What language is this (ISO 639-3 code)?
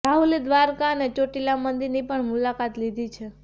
guj